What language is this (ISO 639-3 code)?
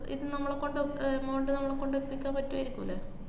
mal